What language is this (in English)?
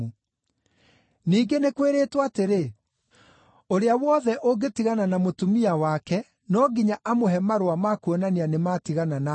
Kikuyu